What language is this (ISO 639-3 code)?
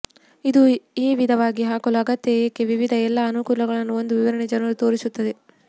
kan